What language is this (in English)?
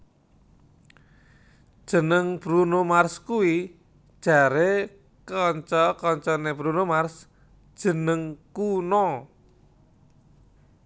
Javanese